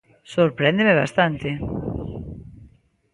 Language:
Galician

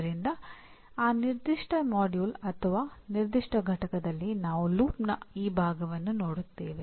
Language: Kannada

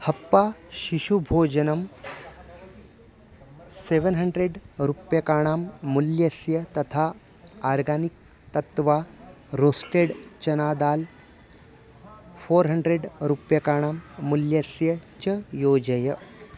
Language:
Sanskrit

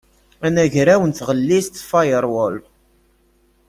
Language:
Kabyle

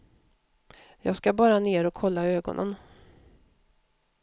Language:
Swedish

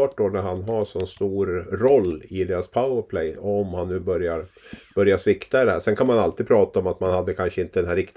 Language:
Swedish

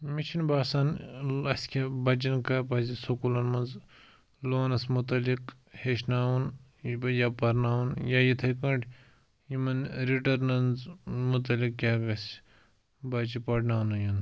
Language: Kashmiri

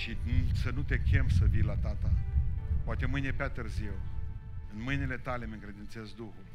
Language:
Romanian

